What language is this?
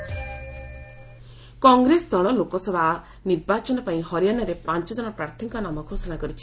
Odia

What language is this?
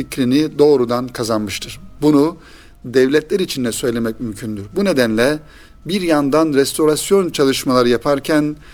Turkish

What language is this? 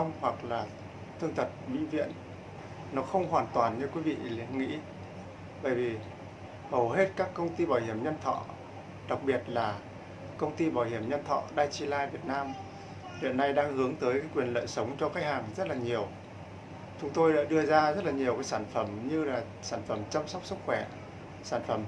Vietnamese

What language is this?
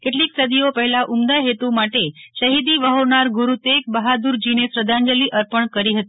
Gujarati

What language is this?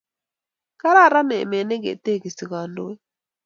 Kalenjin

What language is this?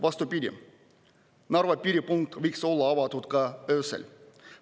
Estonian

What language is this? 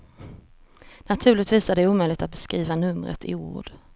Swedish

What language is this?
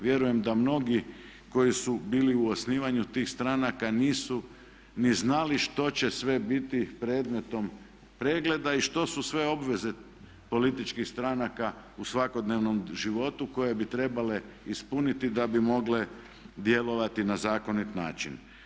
Croatian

